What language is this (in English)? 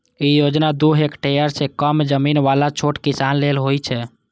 Maithili